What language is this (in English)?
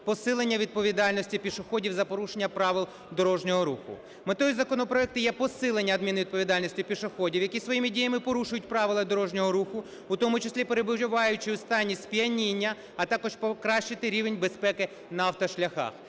Ukrainian